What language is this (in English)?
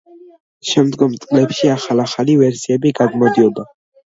Georgian